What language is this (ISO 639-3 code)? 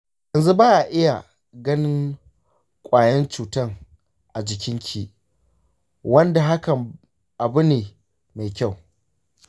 hau